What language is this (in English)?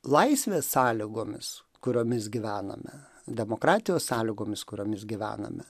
Lithuanian